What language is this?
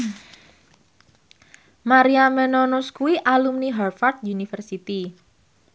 Javanese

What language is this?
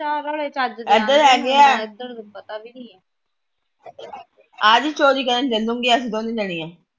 Punjabi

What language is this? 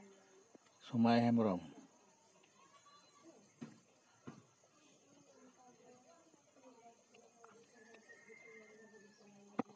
Santali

